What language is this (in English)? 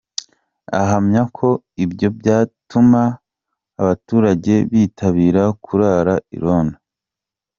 Kinyarwanda